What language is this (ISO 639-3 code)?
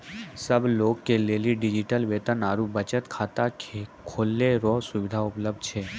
mai